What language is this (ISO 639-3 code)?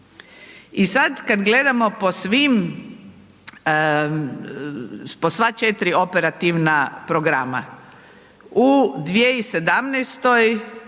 hrv